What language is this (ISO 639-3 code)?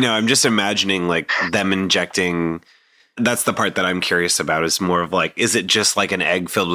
eng